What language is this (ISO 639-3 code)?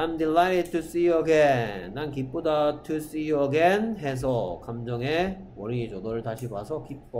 kor